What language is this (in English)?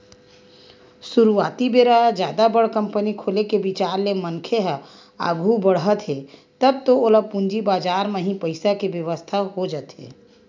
Chhattisgarhi